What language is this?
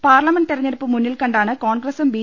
Malayalam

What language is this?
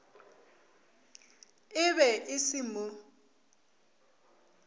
Northern Sotho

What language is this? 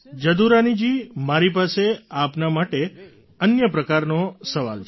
Gujarati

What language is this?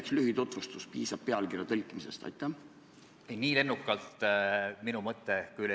Estonian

